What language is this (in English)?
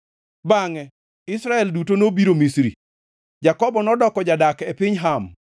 Luo (Kenya and Tanzania)